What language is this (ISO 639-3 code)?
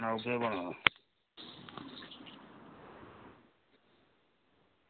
doi